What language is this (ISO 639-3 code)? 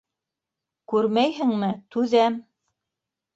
bak